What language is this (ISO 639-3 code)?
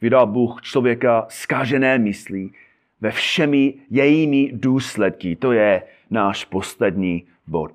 ces